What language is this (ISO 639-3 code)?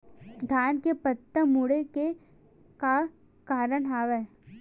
hne